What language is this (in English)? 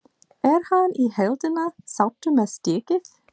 Icelandic